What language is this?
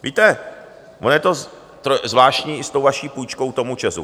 Czech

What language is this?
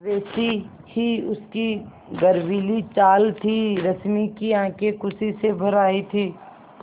Hindi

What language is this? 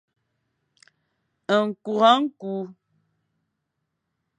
Fang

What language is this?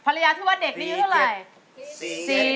Thai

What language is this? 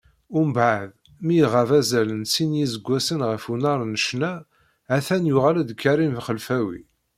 Kabyle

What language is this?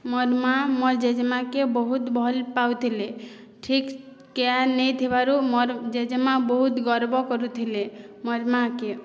Odia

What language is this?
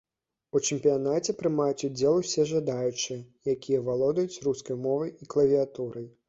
Belarusian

